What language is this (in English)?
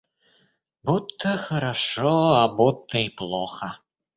Russian